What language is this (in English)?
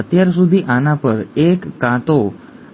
Gujarati